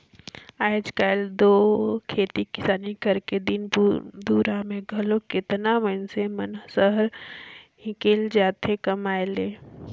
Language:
Chhattisgarhi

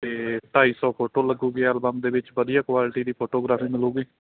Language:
Punjabi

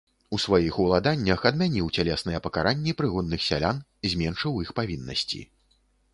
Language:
Belarusian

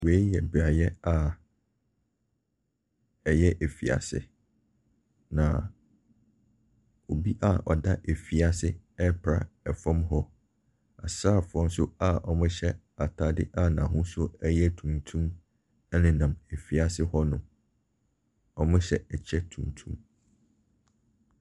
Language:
Akan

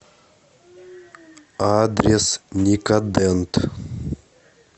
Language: Russian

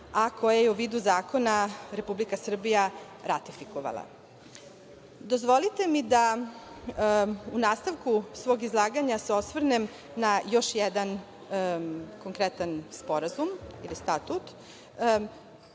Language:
Serbian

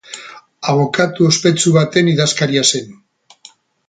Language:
Basque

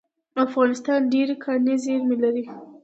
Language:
Pashto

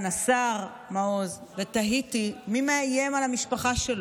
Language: Hebrew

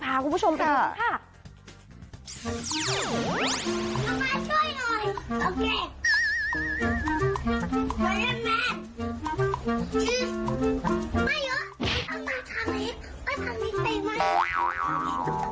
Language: Thai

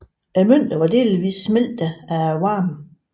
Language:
Danish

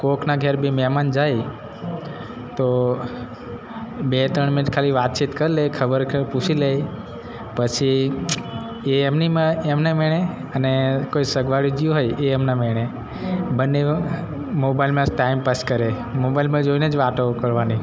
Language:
Gujarati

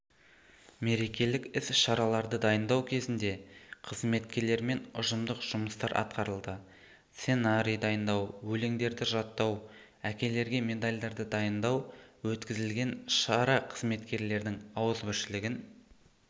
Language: Kazakh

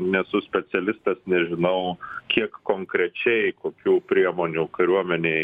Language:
Lithuanian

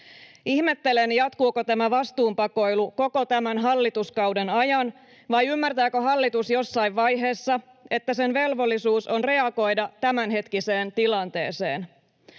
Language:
Finnish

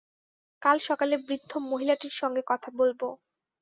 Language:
Bangla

